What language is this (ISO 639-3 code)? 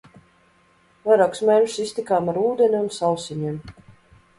lav